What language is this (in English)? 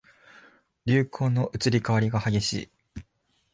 Japanese